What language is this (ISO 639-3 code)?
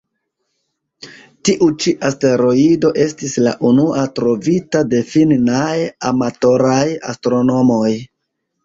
epo